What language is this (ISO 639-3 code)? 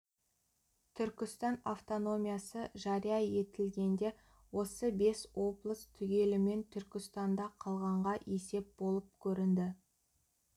kaz